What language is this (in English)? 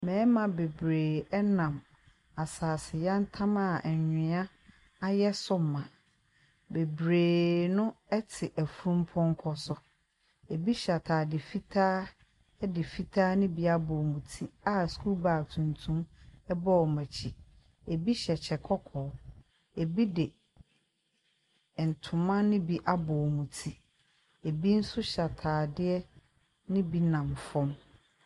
Akan